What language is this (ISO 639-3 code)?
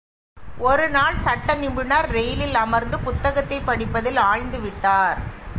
tam